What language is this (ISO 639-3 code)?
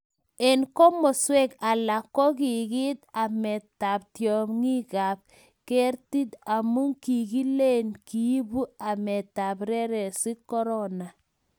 kln